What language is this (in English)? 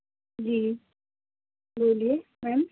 Urdu